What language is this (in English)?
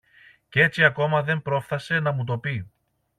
Greek